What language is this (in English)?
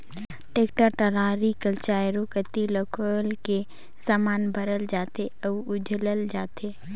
Chhattisgarhi